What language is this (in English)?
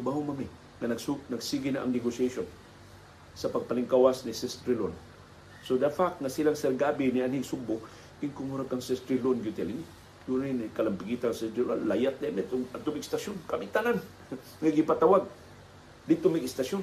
Filipino